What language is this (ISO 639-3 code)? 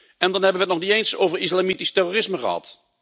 nld